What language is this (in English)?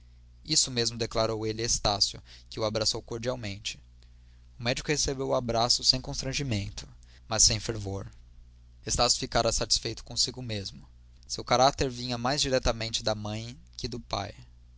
Portuguese